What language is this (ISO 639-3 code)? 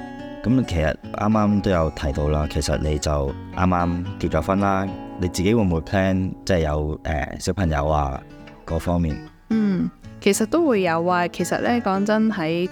zho